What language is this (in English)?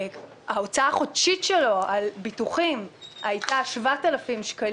Hebrew